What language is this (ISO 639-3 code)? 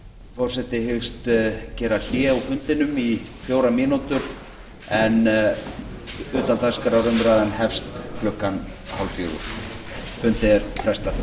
isl